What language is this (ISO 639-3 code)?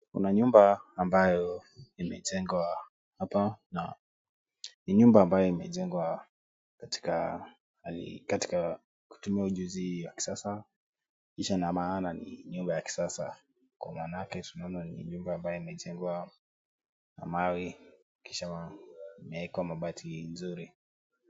swa